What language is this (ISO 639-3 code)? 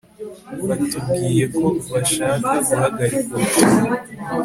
kin